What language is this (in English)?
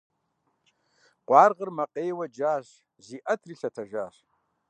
Kabardian